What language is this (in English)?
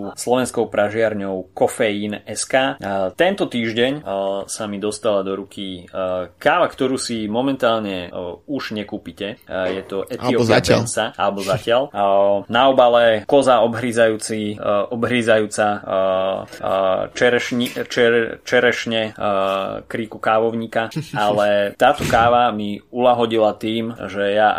Slovak